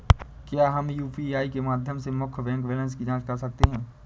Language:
Hindi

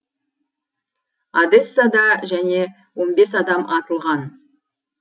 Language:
Kazakh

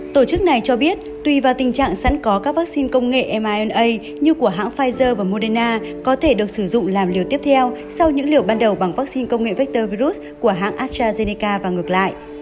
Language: Vietnamese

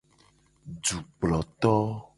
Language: Gen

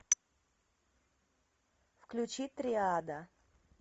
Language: Russian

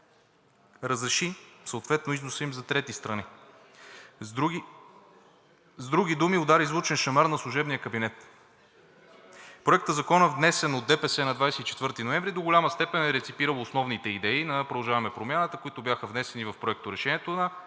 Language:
Bulgarian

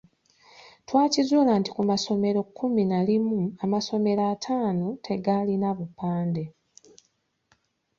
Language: Ganda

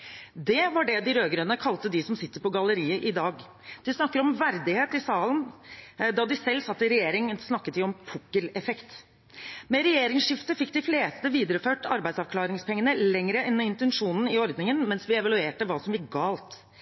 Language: Norwegian Bokmål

